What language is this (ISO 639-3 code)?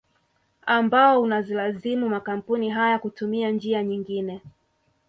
swa